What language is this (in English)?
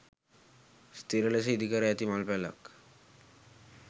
Sinhala